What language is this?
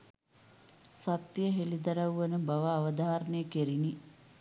Sinhala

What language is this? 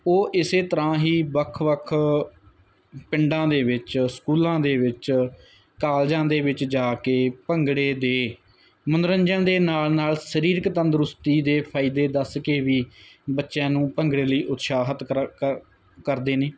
Punjabi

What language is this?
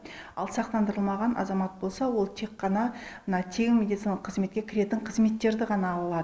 Kazakh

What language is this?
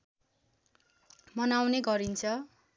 Nepali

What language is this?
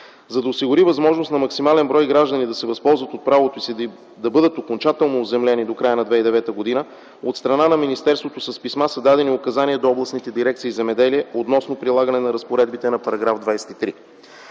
Bulgarian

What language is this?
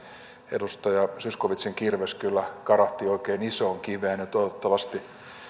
Finnish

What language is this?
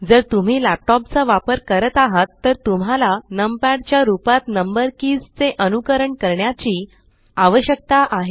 Marathi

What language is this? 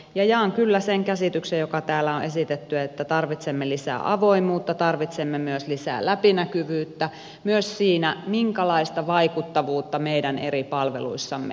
Finnish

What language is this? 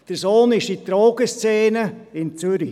Swiss German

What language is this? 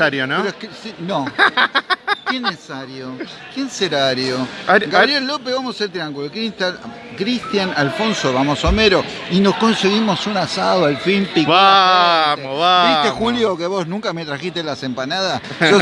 Spanish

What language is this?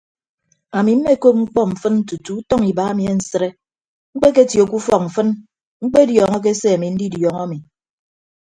Ibibio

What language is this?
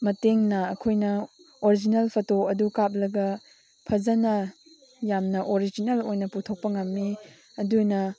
Manipuri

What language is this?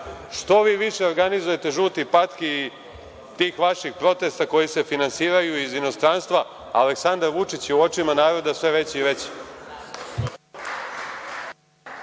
Serbian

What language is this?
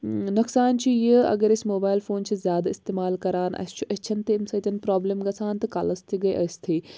Kashmiri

